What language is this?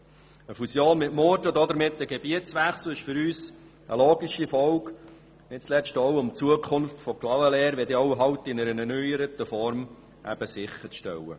Swiss German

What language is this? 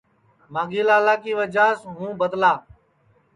Sansi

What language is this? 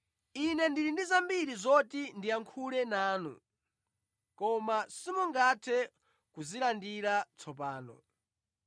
Nyanja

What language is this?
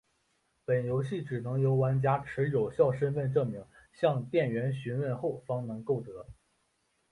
Chinese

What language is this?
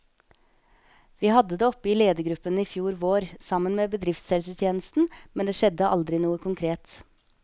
Norwegian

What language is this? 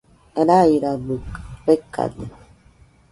Nüpode Huitoto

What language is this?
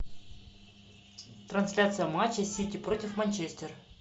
Russian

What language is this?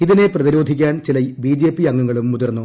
Malayalam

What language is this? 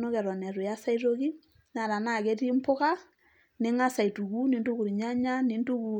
Masai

